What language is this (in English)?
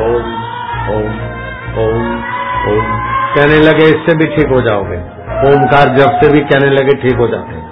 Hindi